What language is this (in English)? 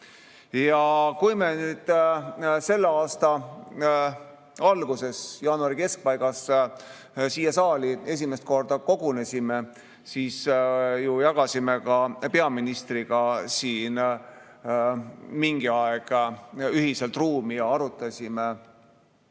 Estonian